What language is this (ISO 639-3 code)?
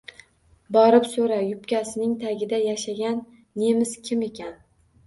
uzb